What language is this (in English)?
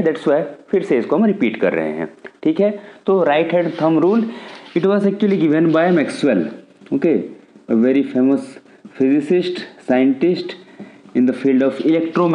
Hindi